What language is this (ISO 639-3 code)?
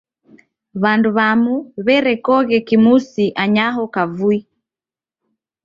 dav